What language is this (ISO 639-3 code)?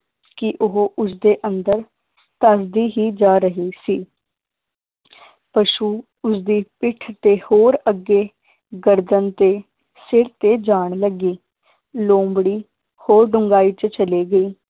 pan